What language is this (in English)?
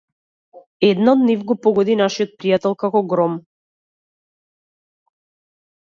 Macedonian